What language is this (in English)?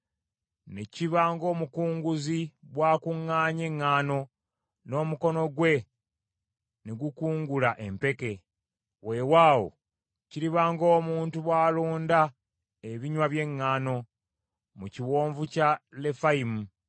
Ganda